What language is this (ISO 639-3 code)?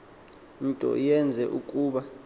xho